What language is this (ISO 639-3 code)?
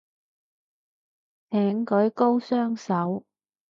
yue